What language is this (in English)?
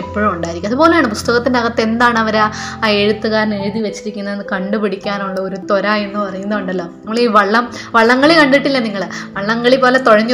Malayalam